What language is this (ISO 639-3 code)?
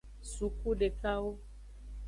ajg